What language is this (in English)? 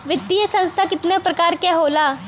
Bhojpuri